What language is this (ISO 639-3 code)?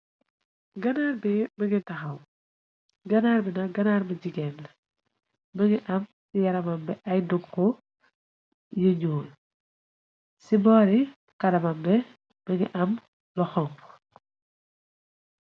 wol